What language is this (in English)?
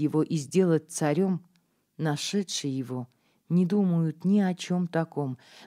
Russian